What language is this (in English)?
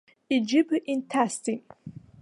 Abkhazian